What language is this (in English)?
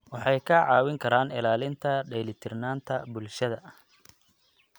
Somali